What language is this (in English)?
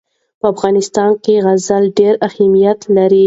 Pashto